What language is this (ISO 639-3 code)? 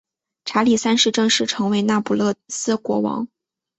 zho